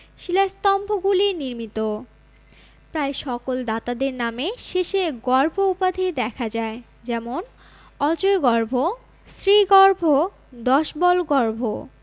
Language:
Bangla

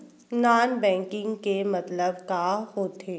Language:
Chhattisgarhi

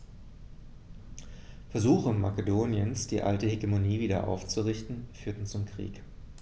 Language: German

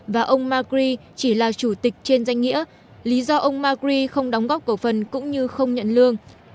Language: Vietnamese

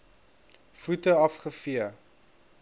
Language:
Afrikaans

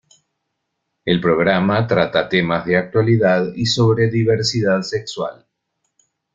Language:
Spanish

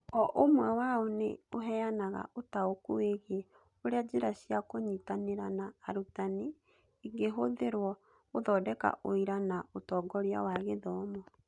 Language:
Kikuyu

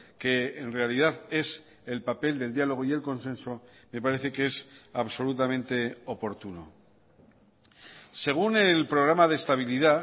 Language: Spanish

